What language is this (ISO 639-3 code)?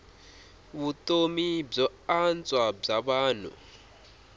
tso